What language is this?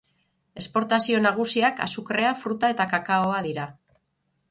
Basque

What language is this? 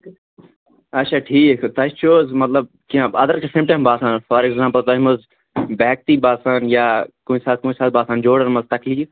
Kashmiri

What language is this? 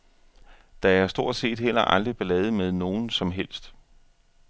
Danish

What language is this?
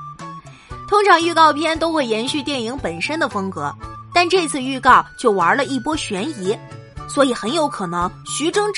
Chinese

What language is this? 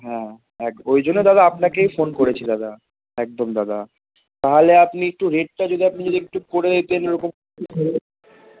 Bangla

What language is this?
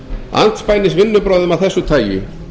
Icelandic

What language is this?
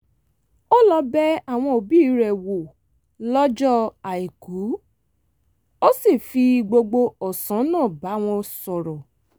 Yoruba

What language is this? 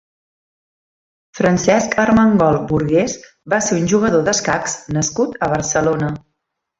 Catalan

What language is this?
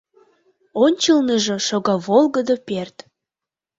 Mari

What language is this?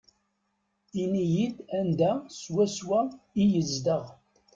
Kabyle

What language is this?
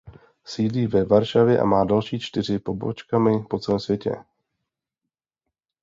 Czech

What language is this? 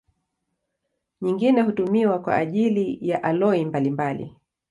Swahili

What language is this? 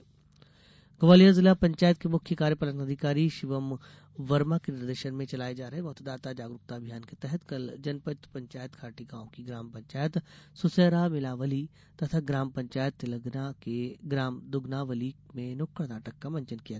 Hindi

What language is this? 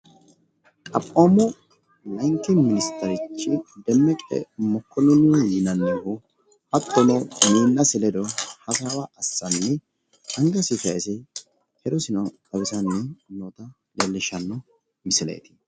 Sidamo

